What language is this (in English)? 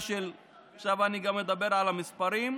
Hebrew